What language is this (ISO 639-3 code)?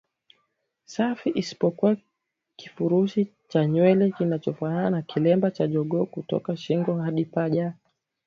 swa